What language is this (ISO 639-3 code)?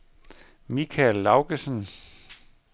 dan